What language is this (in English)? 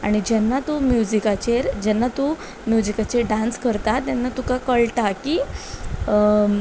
Konkani